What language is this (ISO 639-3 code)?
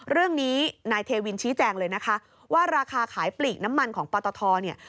tha